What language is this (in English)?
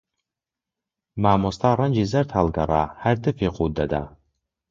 Central Kurdish